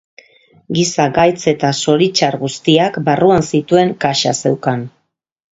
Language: Basque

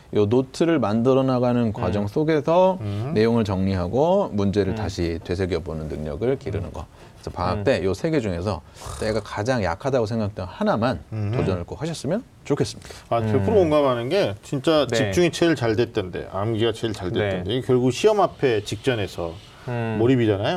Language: Korean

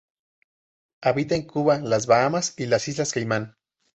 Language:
Spanish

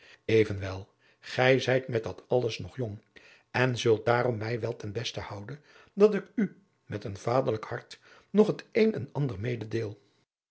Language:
Dutch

